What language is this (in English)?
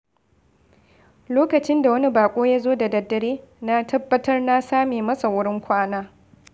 Hausa